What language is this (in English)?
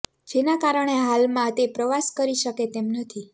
Gujarati